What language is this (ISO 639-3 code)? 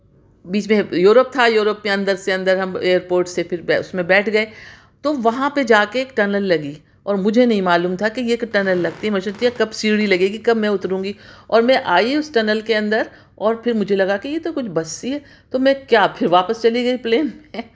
urd